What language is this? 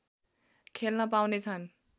Nepali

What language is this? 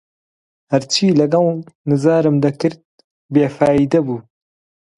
Central Kurdish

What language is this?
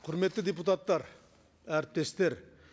Kazakh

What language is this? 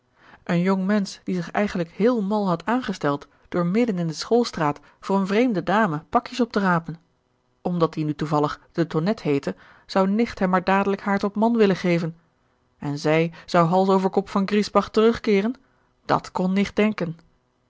Dutch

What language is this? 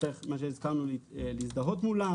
Hebrew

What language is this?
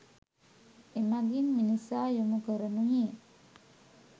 Sinhala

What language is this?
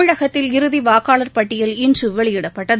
Tamil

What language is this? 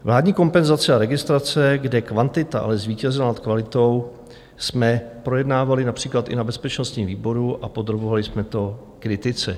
Czech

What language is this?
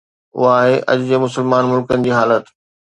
Sindhi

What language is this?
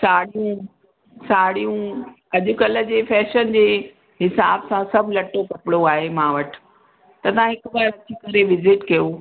Sindhi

